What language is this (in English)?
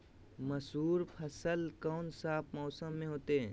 Magahi